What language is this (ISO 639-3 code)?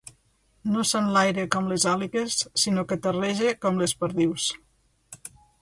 cat